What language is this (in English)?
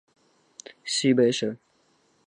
Chinese